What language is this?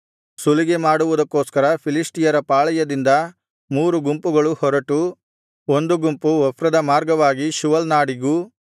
Kannada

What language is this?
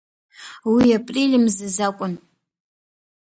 Abkhazian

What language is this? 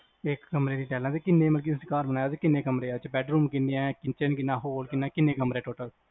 Punjabi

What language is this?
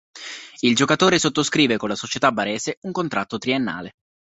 Italian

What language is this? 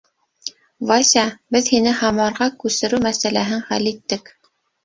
Bashkir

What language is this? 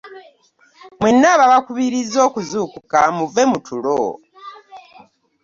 Ganda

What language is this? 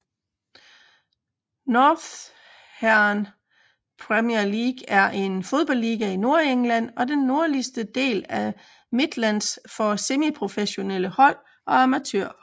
Danish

